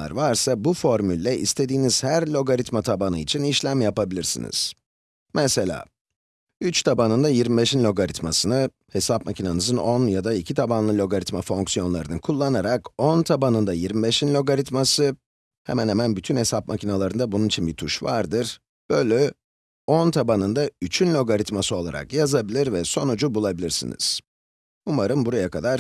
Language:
Turkish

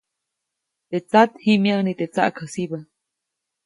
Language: Copainalá Zoque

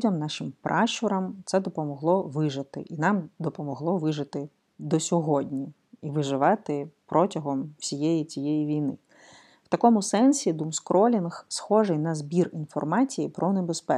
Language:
Ukrainian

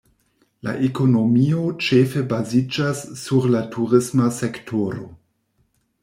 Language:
Esperanto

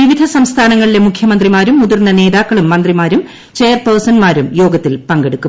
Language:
Malayalam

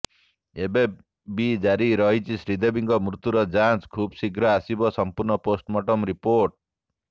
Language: Odia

